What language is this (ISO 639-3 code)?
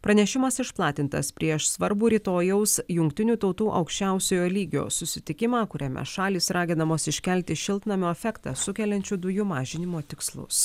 lit